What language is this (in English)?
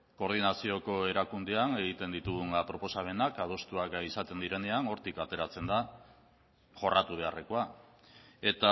Basque